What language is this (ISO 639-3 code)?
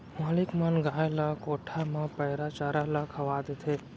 hne